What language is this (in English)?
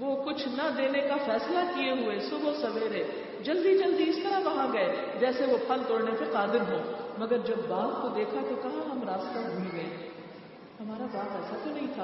Urdu